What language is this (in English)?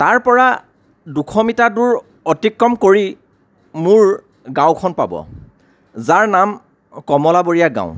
Assamese